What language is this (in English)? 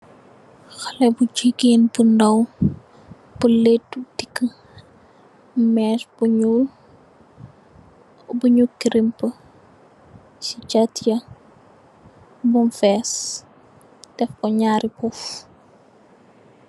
Wolof